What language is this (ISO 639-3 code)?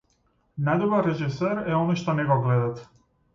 mkd